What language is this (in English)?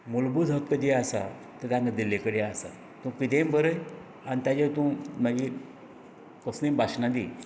Konkani